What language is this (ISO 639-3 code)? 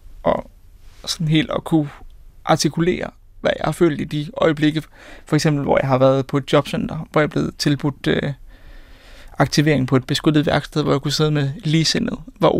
dan